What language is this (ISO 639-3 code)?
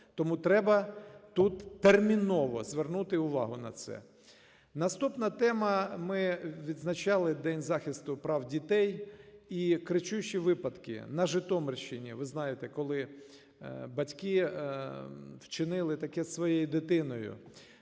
ukr